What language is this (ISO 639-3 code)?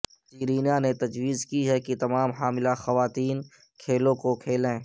urd